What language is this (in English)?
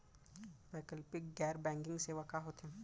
Chhattisgarhi